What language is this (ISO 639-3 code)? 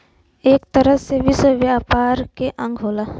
bho